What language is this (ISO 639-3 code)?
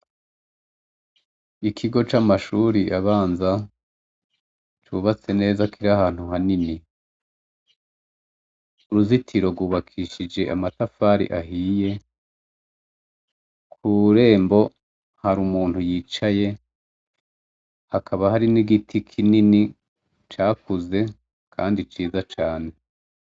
run